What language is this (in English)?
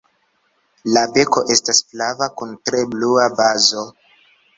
Esperanto